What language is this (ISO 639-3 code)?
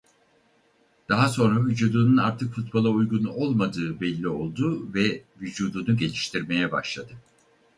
tur